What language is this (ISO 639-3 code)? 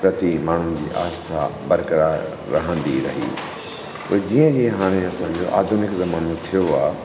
snd